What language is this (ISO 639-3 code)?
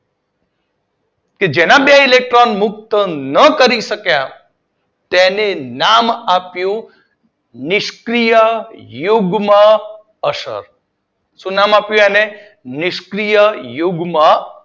guj